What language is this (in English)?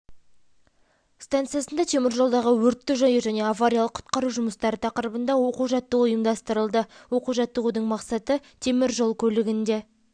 Kazakh